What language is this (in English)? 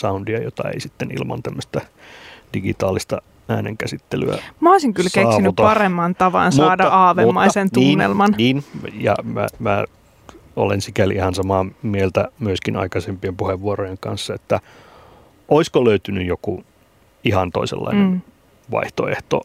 Finnish